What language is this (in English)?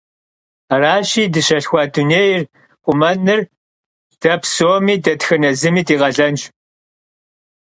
Kabardian